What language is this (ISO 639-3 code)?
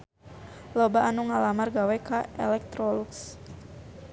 sun